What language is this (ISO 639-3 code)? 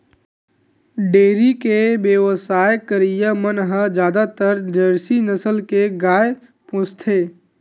hne